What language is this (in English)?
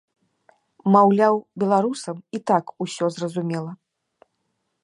Belarusian